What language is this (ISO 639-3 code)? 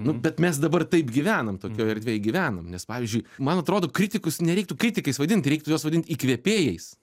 lit